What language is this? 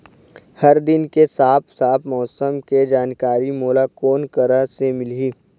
Chhattisgarhi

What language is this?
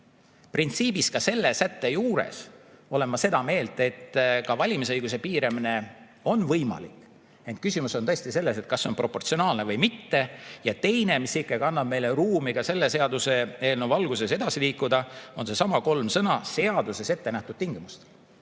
Estonian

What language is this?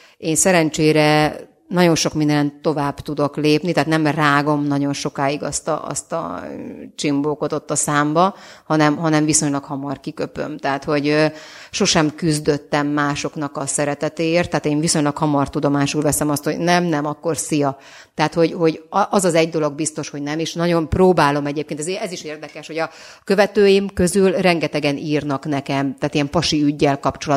Hungarian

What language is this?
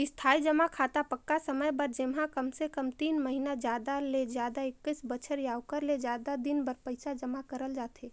Chhattisgarhi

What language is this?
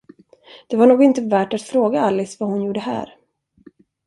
Swedish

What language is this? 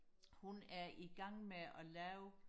Danish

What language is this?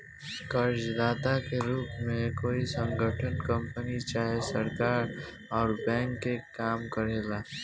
Bhojpuri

